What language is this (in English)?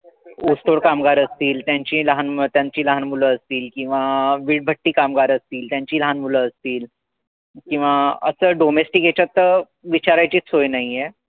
Marathi